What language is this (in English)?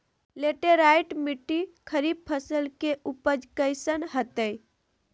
Magahi